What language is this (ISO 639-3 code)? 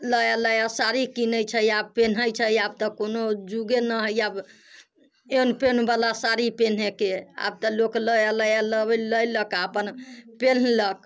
mai